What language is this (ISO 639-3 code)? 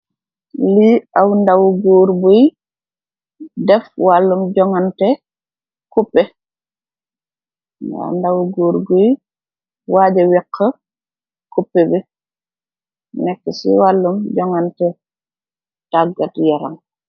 wol